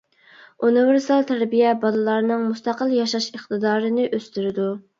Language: Uyghur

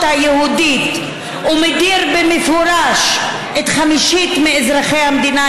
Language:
Hebrew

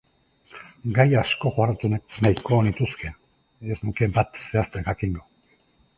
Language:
Basque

